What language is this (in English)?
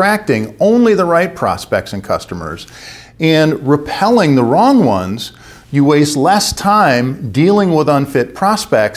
English